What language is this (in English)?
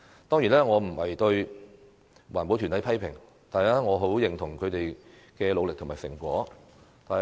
Cantonese